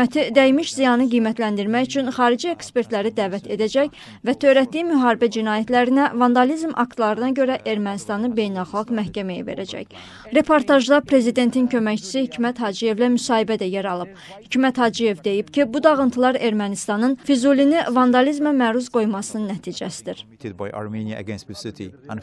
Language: Turkish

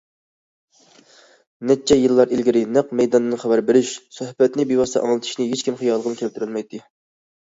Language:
Uyghur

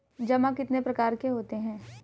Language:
Hindi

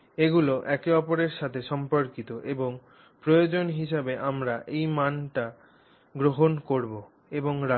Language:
Bangla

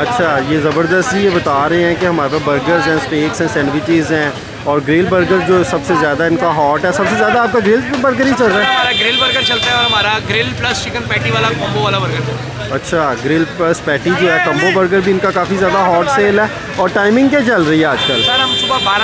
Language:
Hindi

